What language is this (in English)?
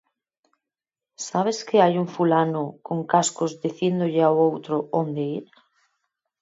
Galician